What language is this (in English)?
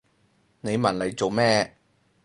Cantonese